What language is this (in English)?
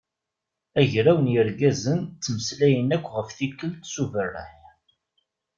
Kabyle